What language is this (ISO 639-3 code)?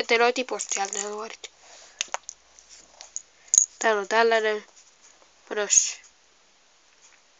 fin